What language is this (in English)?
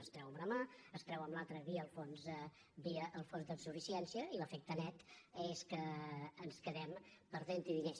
Catalan